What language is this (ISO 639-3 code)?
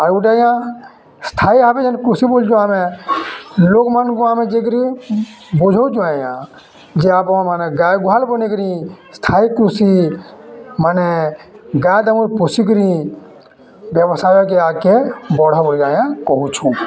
ori